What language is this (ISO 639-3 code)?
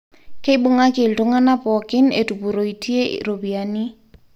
mas